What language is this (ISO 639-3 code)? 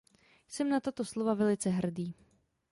ces